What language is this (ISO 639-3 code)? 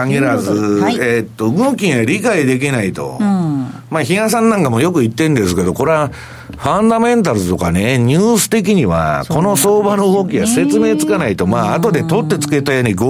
jpn